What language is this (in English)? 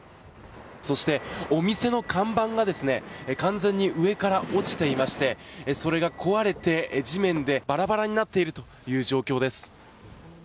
Japanese